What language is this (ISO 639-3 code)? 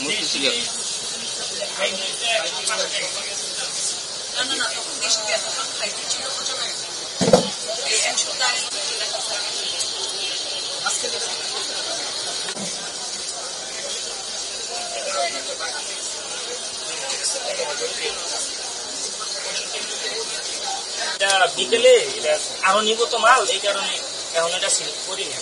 ron